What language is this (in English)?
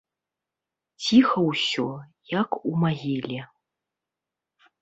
Belarusian